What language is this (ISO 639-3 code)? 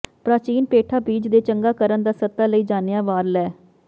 pan